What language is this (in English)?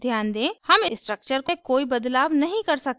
Hindi